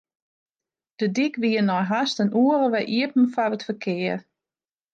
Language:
Western Frisian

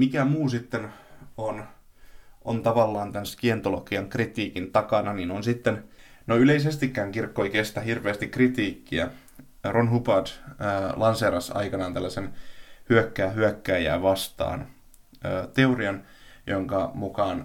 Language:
Finnish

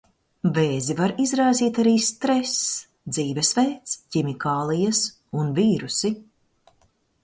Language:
Latvian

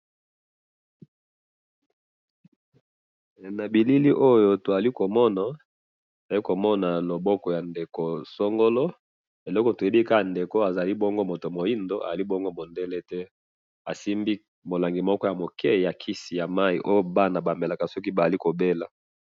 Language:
Lingala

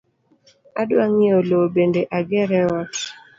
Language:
Luo (Kenya and Tanzania)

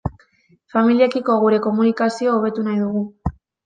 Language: Basque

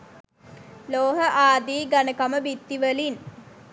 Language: Sinhala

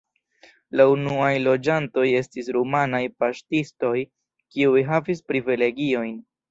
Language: Esperanto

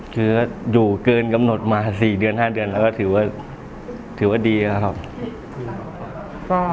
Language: Thai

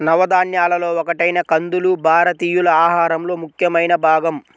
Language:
Telugu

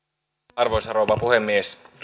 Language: Finnish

